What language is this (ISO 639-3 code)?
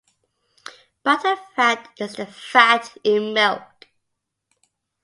eng